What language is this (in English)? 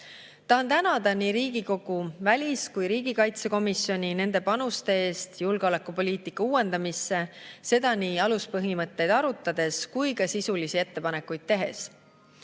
Estonian